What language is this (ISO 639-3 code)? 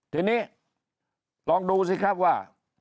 tha